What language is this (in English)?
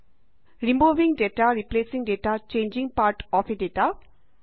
Assamese